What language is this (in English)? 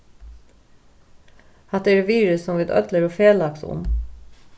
Faroese